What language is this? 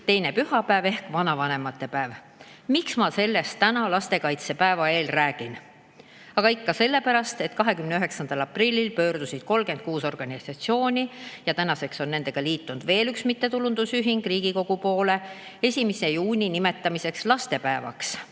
Estonian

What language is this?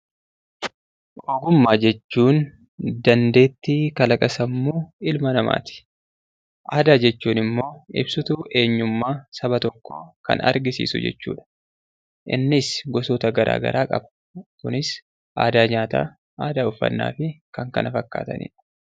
Oromo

